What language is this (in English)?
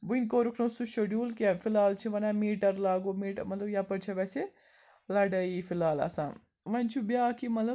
Kashmiri